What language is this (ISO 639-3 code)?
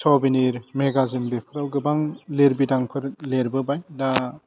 brx